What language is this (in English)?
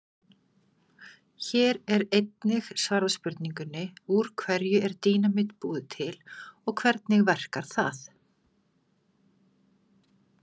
Icelandic